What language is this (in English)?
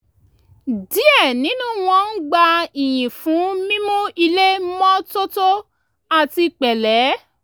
Yoruba